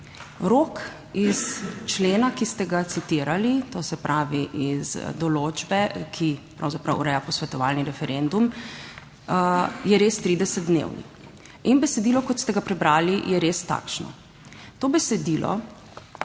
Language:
Slovenian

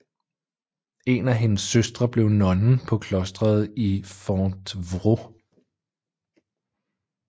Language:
Danish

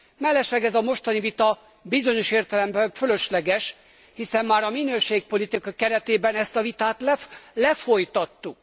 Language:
Hungarian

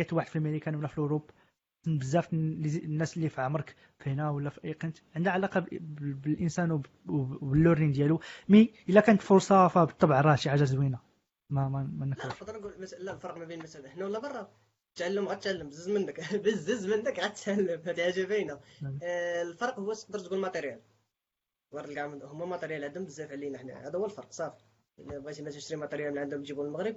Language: Arabic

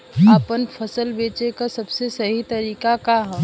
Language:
Bhojpuri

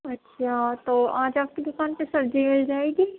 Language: Urdu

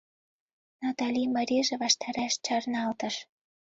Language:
Mari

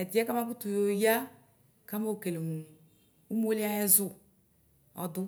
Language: Ikposo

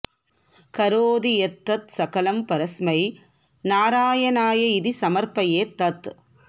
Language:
Sanskrit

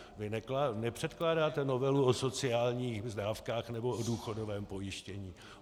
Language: Czech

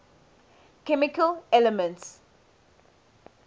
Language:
English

